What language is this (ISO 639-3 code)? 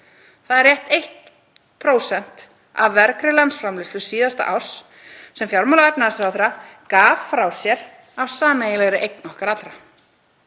isl